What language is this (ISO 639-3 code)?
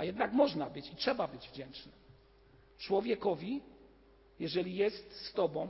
pol